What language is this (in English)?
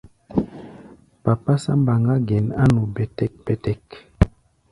Gbaya